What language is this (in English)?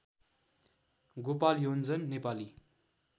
Nepali